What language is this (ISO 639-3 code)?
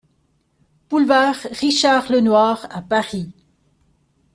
fra